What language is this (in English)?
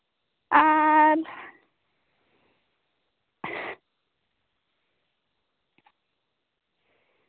Santali